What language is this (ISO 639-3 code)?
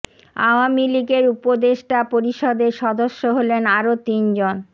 ben